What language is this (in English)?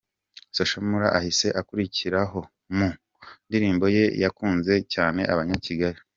Kinyarwanda